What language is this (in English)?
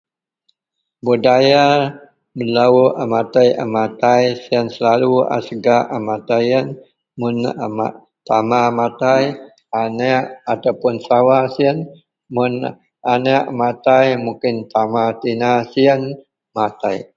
Central Melanau